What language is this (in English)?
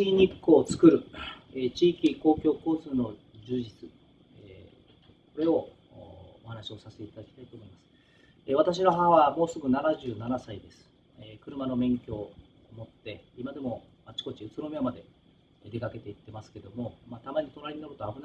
Japanese